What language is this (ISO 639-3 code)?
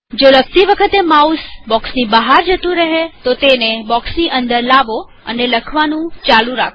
guj